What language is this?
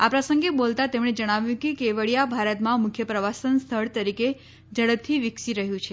Gujarati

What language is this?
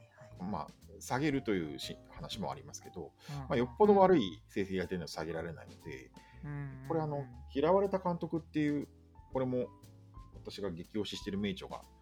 Japanese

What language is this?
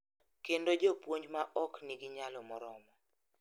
Luo (Kenya and Tanzania)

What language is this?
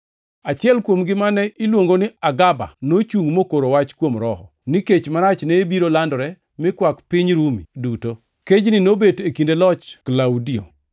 Luo (Kenya and Tanzania)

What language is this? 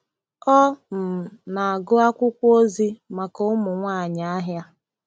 Igbo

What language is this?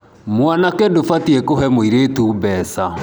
Kikuyu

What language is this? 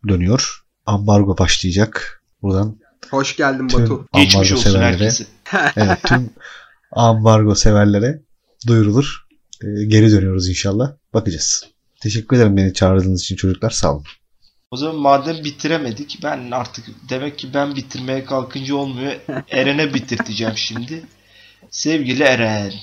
Turkish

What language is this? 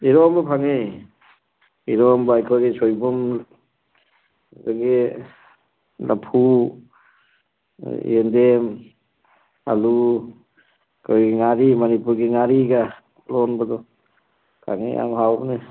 Manipuri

